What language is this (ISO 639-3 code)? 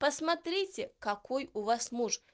rus